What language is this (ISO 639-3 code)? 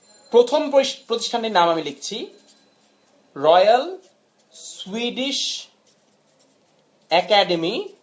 ben